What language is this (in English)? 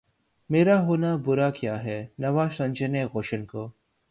Urdu